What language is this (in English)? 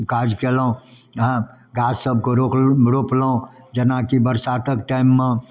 Maithili